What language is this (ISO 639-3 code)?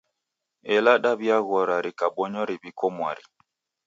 dav